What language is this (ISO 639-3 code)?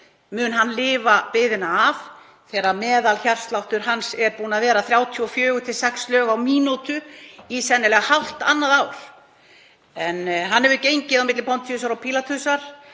isl